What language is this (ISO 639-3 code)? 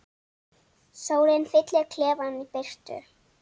isl